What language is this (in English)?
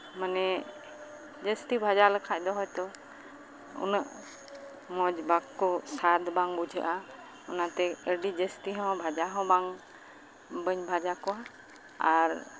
Santali